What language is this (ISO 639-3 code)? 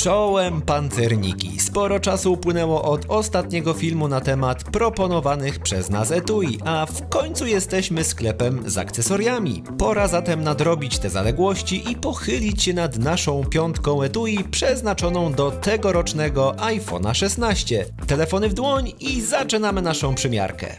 pol